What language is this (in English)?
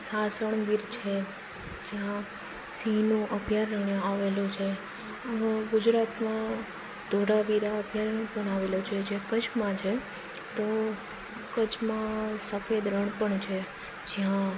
Gujarati